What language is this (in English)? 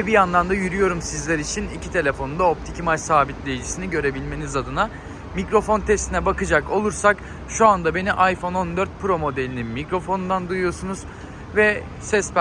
Turkish